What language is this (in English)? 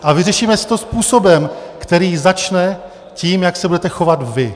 Czech